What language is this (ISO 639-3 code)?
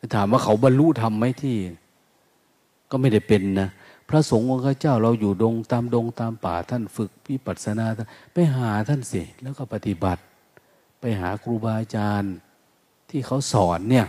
tha